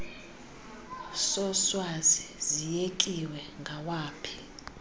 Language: Xhosa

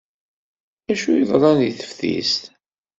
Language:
Kabyle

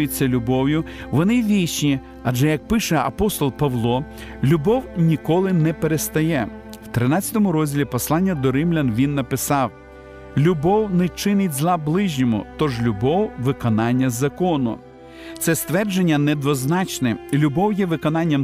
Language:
Ukrainian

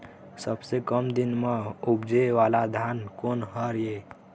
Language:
Chhattisgarhi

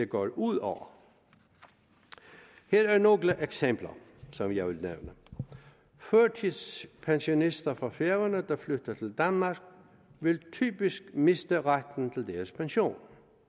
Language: Danish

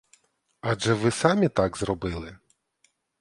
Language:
Ukrainian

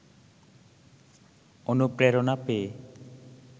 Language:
Bangla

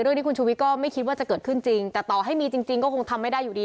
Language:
Thai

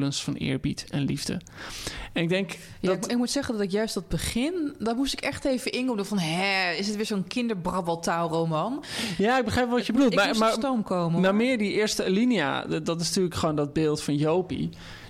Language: Dutch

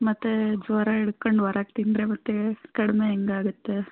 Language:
Kannada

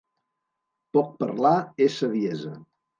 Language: Catalan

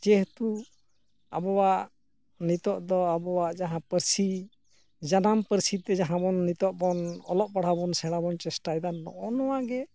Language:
Santali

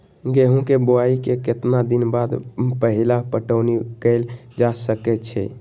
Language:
Magahi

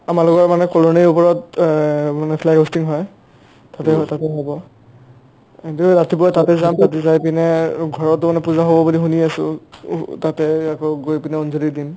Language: Assamese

